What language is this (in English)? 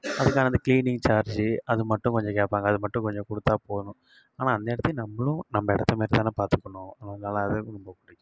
Tamil